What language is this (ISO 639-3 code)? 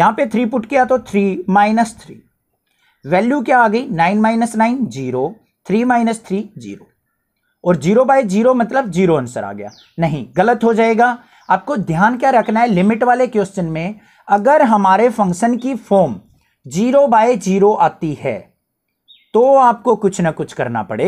hin